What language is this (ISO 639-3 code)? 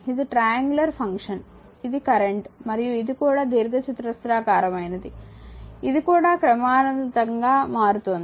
tel